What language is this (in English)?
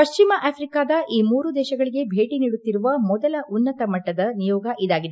Kannada